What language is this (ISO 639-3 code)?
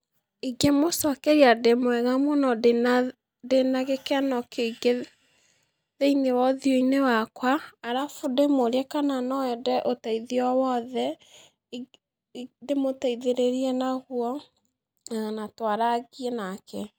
kik